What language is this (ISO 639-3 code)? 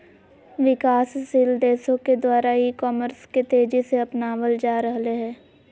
mag